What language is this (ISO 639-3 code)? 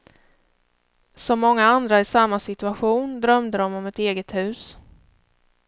swe